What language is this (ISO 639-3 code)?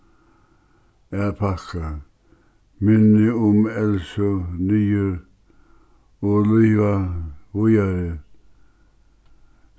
fao